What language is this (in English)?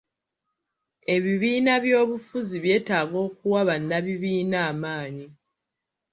Ganda